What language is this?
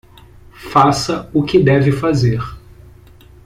Portuguese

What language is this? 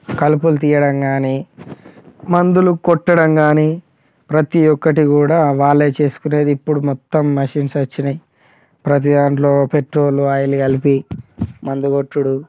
Telugu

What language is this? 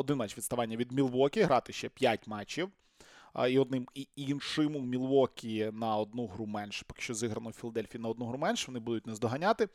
Ukrainian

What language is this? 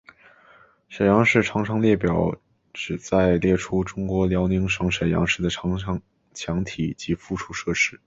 Chinese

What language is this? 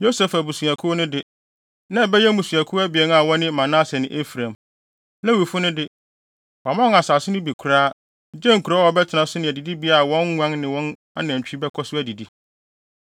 Akan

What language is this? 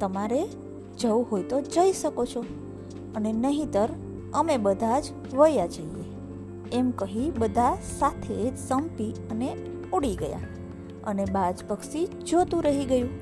Gujarati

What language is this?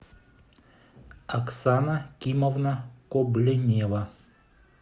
Russian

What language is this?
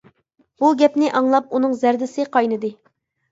Uyghur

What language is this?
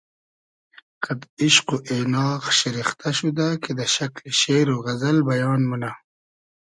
Hazaragi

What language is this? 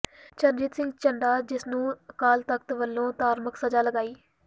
Punjabi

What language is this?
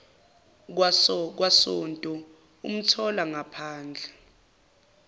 Zulu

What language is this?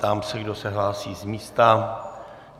Czech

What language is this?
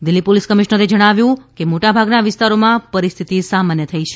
Gujarati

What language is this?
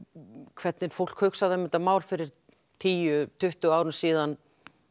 Icelandic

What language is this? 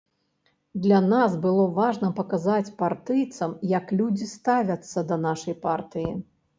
Belarusian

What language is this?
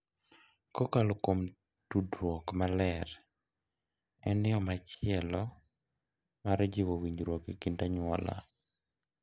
Luo (Kenya and Tanzania)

